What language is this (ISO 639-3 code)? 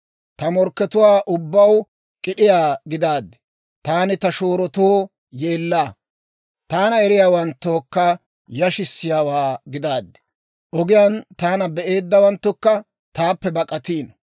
dwr